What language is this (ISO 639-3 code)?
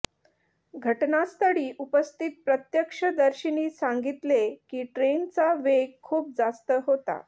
mar